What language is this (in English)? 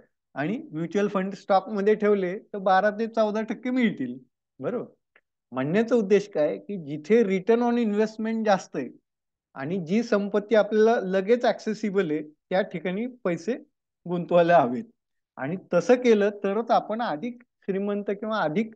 Romanian